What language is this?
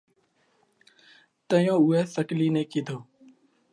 Parkari Koli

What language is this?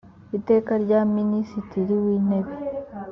Kinyarwanda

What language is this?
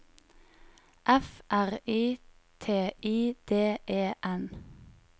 Norwegian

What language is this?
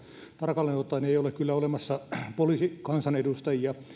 Finnish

